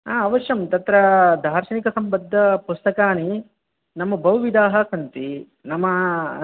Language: Sanskrit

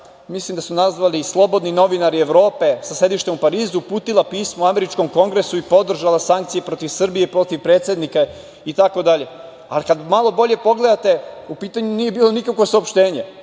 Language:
Serbian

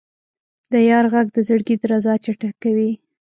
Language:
Pashto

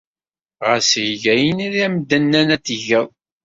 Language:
Kabyle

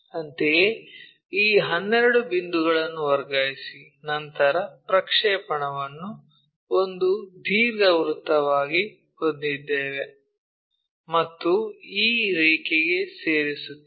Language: Kannada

